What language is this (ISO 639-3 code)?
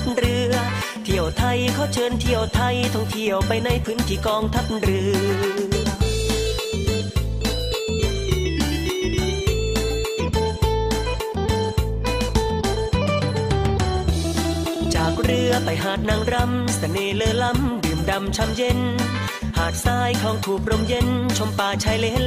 tha